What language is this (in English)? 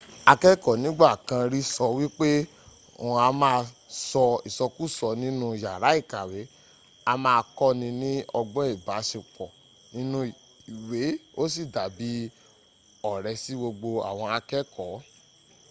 Yoruba